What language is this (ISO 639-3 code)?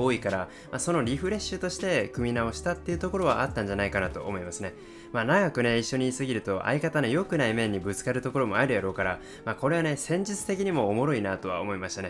jpn